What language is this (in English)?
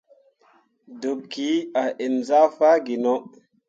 Mundang